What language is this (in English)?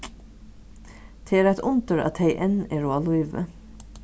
Faroese